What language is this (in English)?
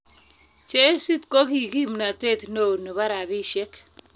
Kalenjin